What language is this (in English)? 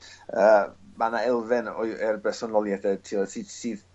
Welsh